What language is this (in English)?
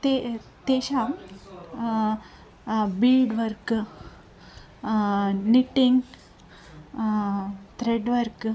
Sanskrit